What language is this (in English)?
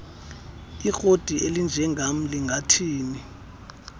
Xhosa